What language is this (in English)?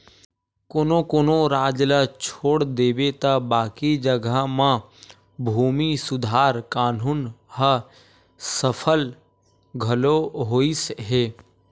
Chhattisgarhi